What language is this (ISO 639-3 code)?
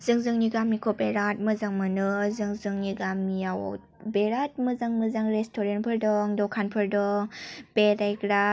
brx